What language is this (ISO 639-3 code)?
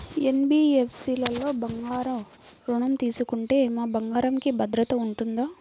tel